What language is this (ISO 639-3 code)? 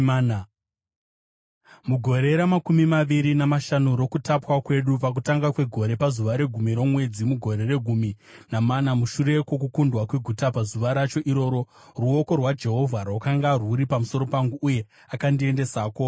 sna